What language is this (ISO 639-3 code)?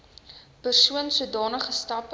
afr